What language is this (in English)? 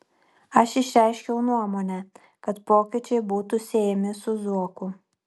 Lithuanian